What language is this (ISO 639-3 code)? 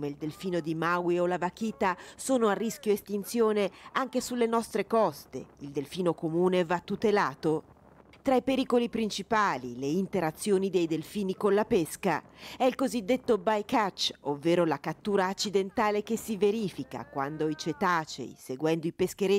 ita